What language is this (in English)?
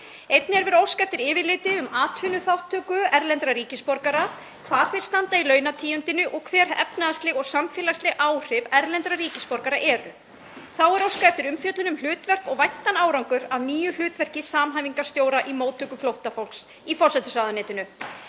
Icelandic